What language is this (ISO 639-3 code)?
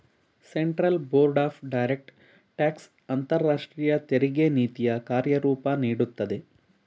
kan